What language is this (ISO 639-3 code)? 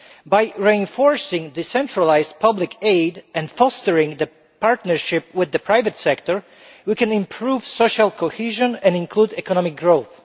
eng